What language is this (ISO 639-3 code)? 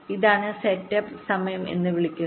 mal